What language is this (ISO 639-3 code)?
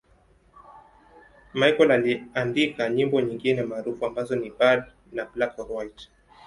swa